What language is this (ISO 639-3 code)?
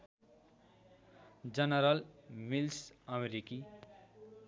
nep